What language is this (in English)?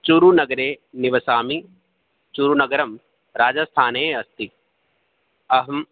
Sanskrit